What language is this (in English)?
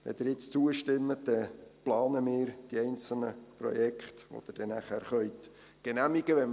Swiss German